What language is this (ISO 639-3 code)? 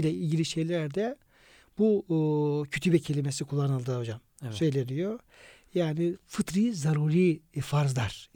tur